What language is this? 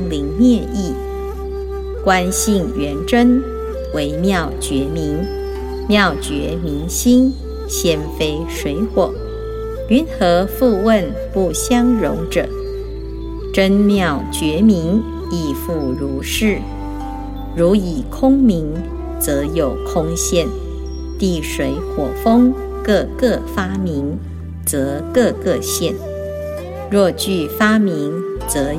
Chinese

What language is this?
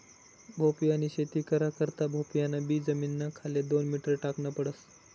Marathi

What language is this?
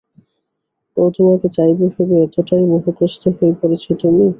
Bangla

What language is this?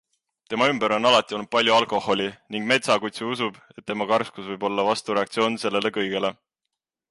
Estonian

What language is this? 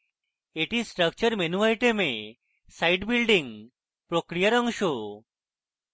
Bangla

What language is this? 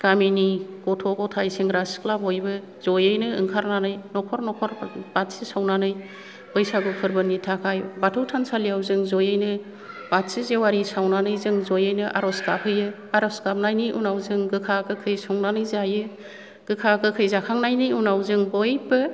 Bodo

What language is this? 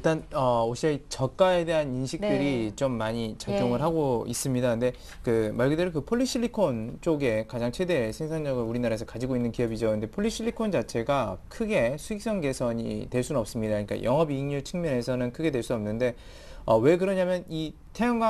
Korean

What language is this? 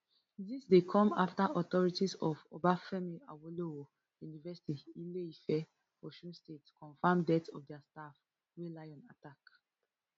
Nigerian Pidgin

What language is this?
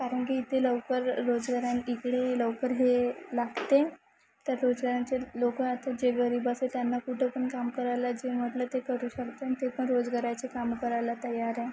Marathi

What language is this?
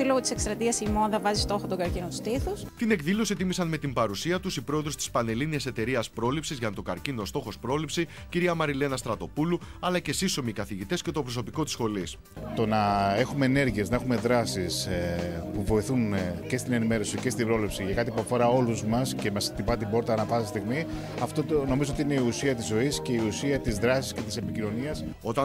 Greek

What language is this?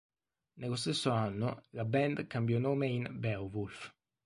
Italian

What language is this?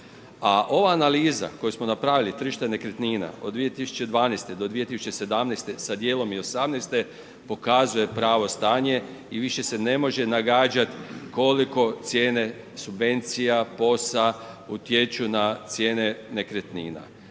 Croatian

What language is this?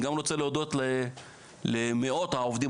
Hebrew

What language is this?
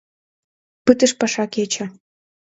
Mari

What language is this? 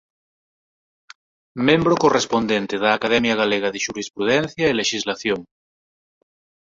Galician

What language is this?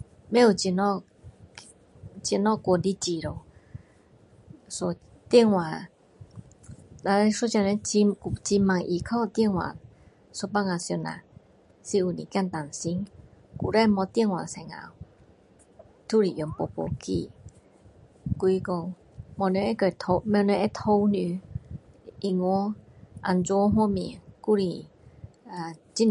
Min Dong Chinese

